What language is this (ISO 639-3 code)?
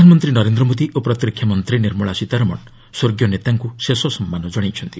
ori